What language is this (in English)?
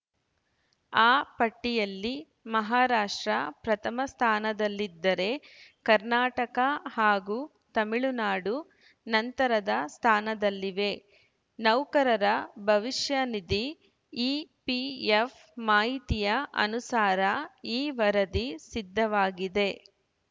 Kannada